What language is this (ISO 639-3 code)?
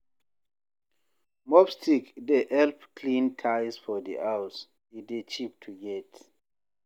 pcm